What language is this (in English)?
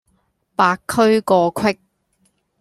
Cantonese